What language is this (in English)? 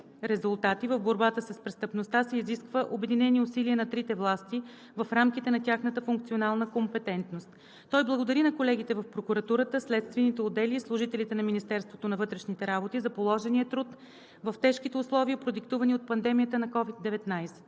Bulgarian